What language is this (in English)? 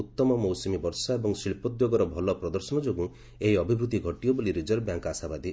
Odia